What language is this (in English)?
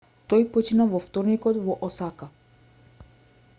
Macedonian